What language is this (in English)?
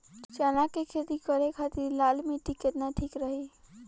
Bhojpuri